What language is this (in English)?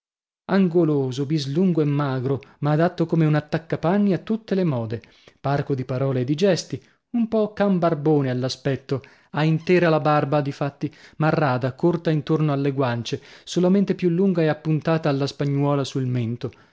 Italian